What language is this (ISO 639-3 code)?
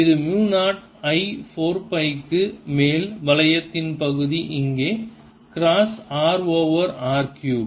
tam